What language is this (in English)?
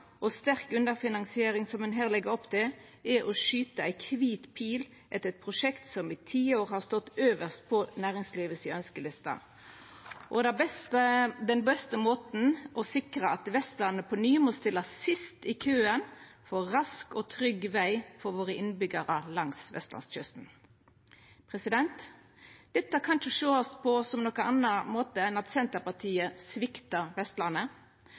Norwegian Nynorsk